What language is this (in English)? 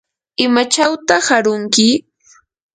Yanahuanca Pasco Quechua